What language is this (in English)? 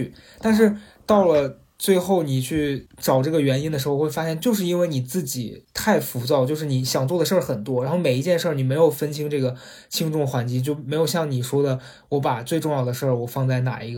Chinese